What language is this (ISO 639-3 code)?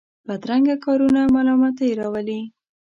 pus